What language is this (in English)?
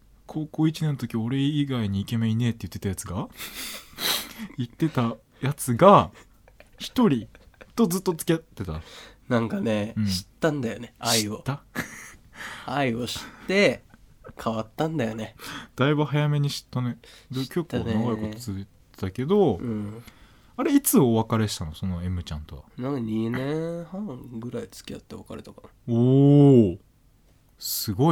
Japanese